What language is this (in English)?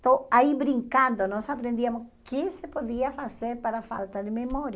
Portuguese